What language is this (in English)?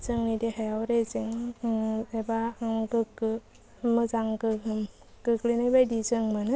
Bodo